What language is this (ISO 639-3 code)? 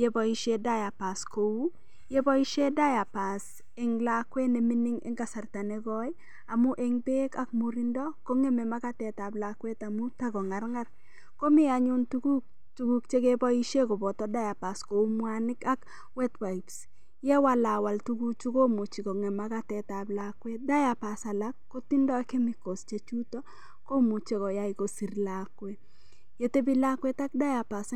kln